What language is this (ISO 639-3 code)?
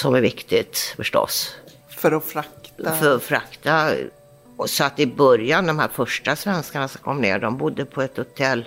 swe